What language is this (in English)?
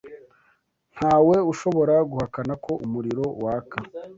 Kinyarwanda